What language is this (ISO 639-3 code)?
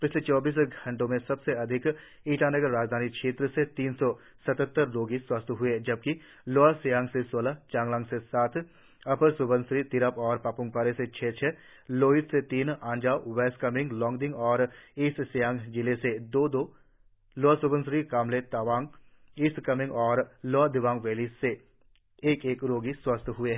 hin